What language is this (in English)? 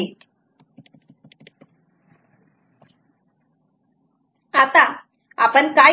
Marathi